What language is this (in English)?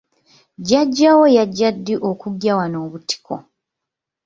Ganda